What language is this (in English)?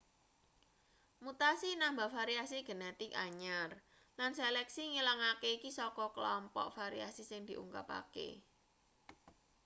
Javanese